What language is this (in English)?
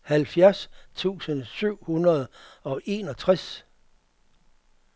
Danish